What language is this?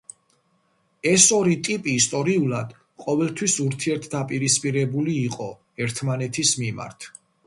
Georgian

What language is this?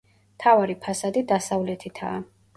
Georgian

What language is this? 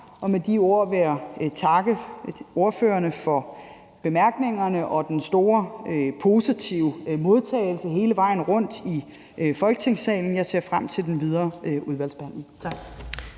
Danish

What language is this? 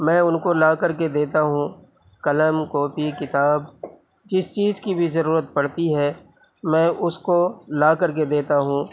Urdu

